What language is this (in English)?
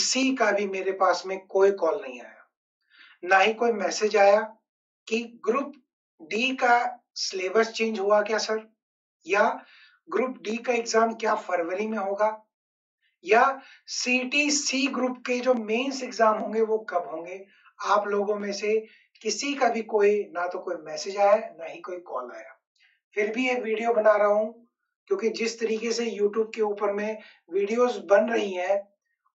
Hindi